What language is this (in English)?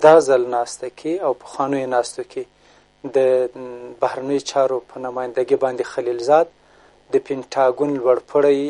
Persian